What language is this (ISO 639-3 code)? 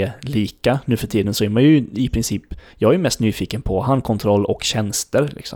swe